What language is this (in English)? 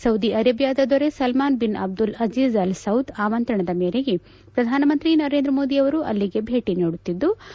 Kannada